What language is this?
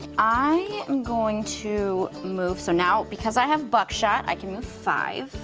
English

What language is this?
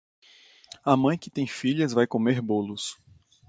Portuguese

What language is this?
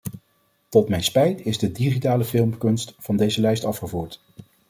Dutch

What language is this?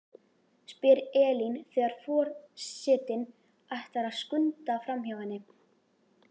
Icelandic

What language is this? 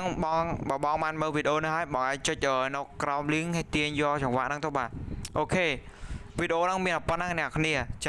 Vietnamese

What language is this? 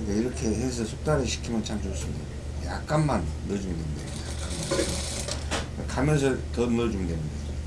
Korean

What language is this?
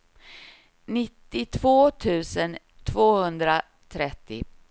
Swedish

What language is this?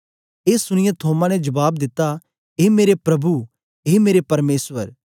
Dogri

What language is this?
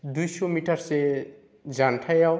Bodo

